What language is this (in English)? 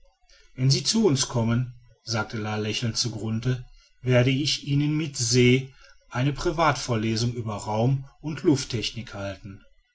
German